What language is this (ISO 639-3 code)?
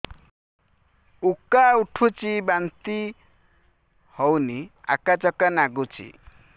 ori